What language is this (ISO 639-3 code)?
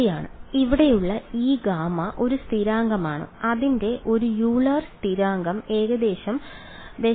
mal